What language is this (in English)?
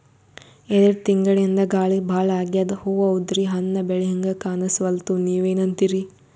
Kannada